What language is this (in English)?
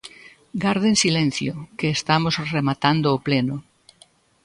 Galician